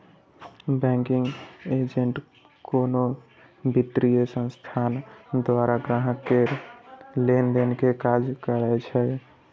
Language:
Maithili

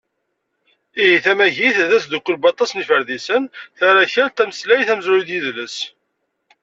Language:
Kabyle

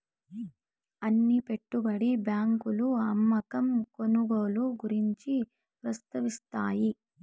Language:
Telugu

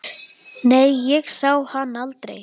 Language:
Icelandic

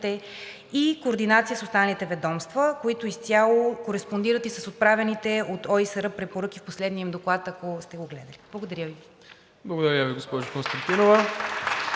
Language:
Bulgarian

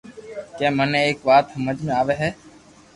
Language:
Loarki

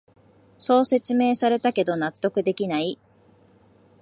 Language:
Japanese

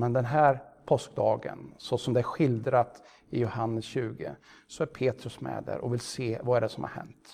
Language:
Swedish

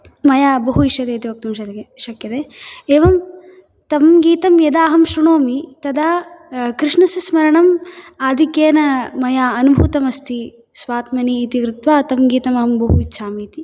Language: Sanskrit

